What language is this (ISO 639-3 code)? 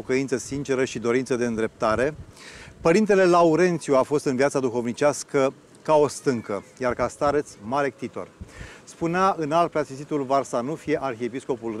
ron